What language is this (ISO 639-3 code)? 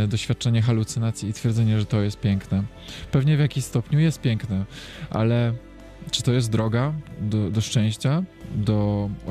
pol